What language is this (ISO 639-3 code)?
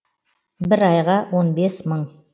kaz